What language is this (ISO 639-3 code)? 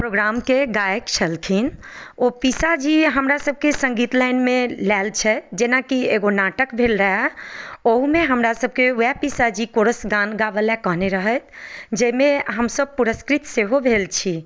mai